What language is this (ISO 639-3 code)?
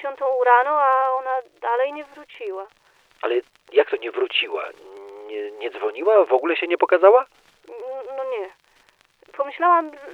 pol